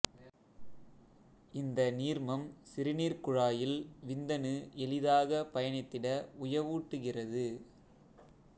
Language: Tamil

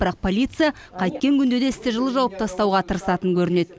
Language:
Kazakh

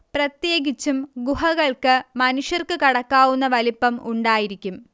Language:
Malayalam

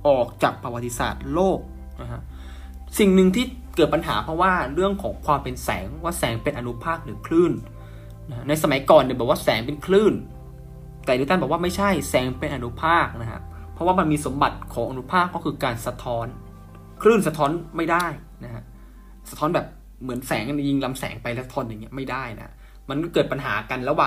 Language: Thai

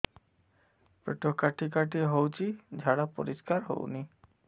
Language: Odia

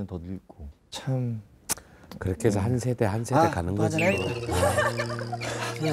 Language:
Korean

